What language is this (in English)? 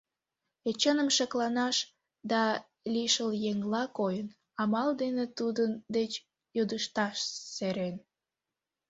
Mari